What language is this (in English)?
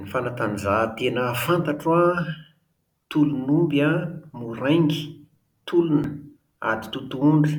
Malagasy